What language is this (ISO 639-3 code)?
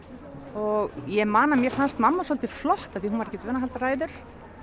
isl